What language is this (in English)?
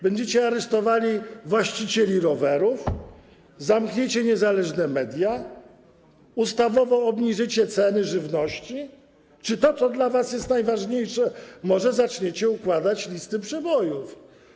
Polish